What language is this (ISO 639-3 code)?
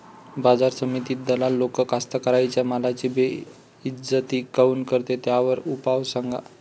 mar